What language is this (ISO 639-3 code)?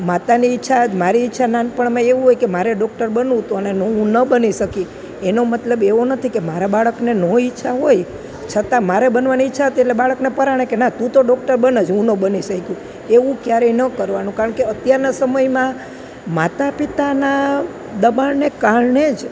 guj